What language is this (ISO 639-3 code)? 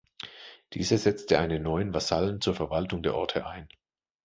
deu